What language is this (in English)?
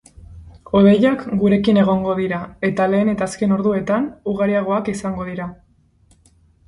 Basque